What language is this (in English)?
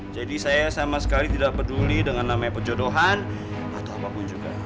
Indonesian